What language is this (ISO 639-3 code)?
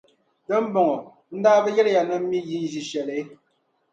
dag